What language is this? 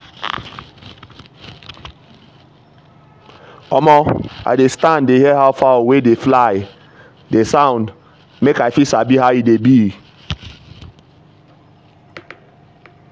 Nigerian Pidgin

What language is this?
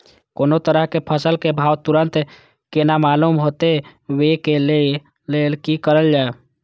Maithili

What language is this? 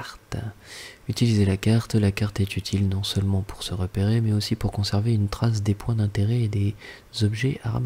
French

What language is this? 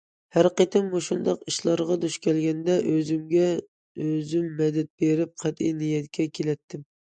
Uyghur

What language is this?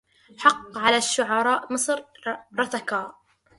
Arabic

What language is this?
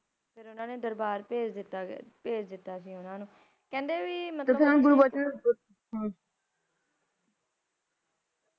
Punjabi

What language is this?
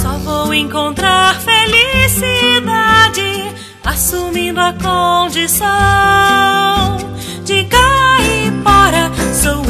Romanian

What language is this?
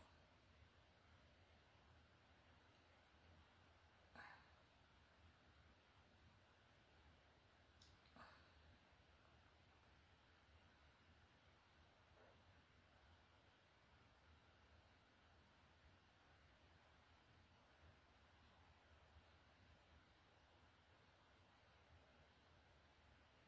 Filipino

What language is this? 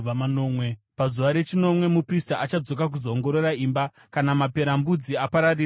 Shona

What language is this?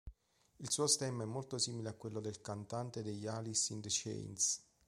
Italian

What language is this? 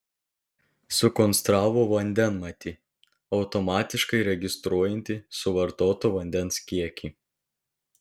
Lithuanian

